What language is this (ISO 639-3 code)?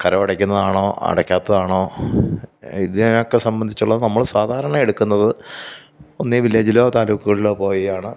mal